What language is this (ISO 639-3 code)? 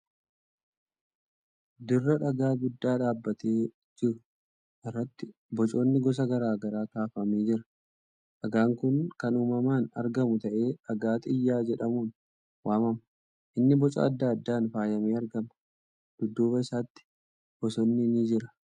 orm